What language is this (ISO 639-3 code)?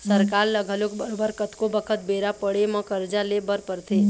hne